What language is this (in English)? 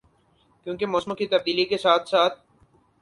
Urdu